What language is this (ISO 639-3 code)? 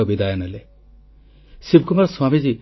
ori